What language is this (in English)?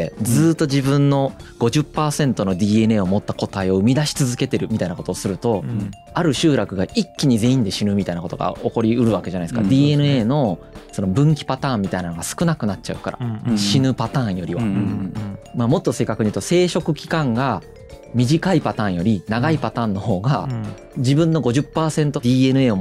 Japanese